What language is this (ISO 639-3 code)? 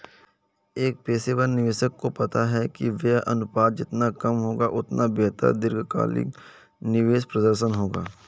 hin